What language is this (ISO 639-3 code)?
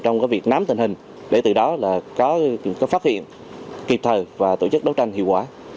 vie